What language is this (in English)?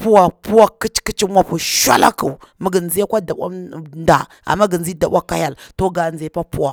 Bura-Pabir